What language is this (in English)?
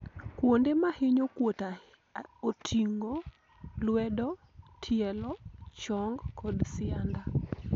Luo (Kenya and Tanzania)